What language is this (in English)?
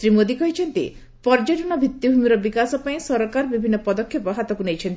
Odia